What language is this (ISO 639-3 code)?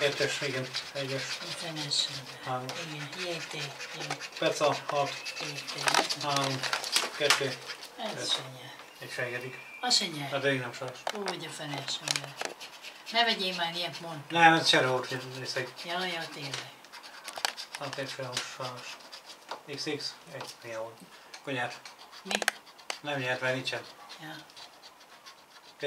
hun